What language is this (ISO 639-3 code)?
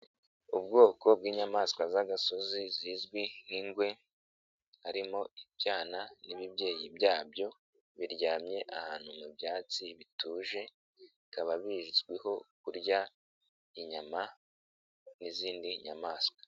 kin